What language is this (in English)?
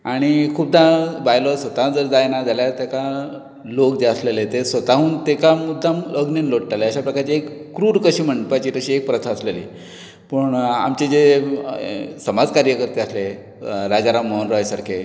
Konkani